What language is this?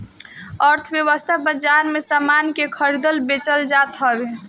Bhojpuri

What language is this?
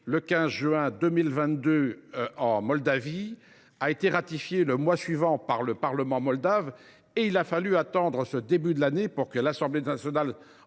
French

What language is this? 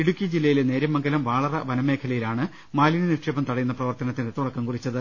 Malayalam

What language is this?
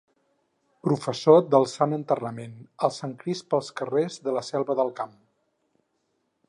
Catalan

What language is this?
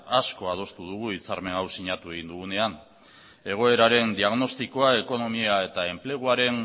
Basque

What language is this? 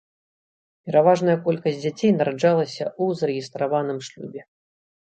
Belarusian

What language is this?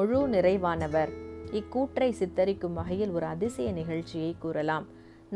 Tamil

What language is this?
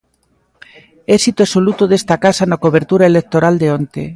Galician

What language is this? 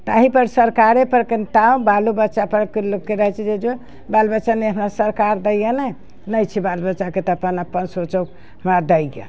Maithili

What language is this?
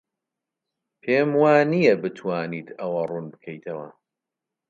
Central Kurdish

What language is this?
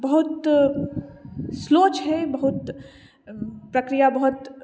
Maithili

